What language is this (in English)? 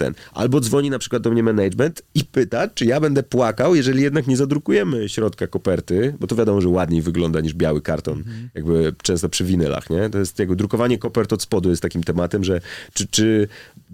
Polish